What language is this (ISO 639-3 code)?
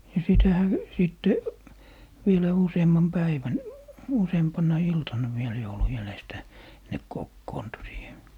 fin